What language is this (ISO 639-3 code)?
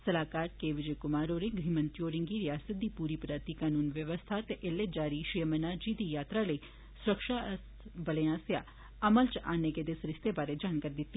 doi